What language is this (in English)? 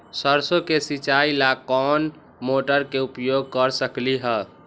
Magahi